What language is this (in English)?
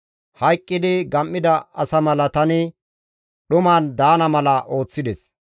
Gamo